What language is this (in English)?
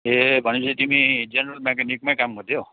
Nepali